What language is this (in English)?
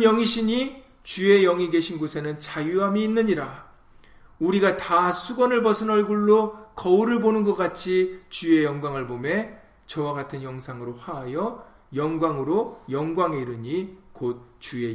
Korean